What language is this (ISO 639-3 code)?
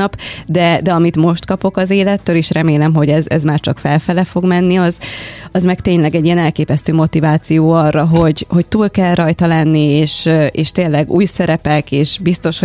hun